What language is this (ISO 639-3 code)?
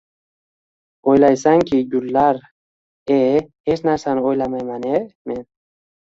uzb